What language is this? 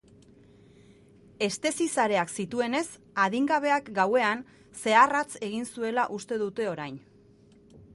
Basque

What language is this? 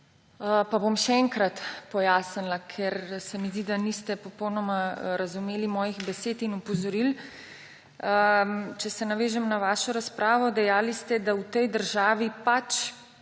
Slovenian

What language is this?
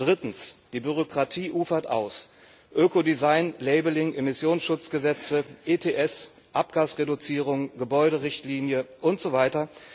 German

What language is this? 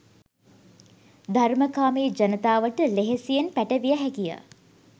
Sinhala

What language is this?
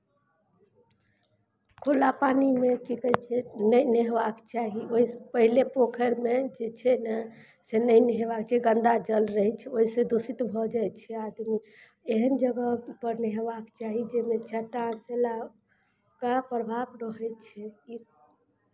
Maithili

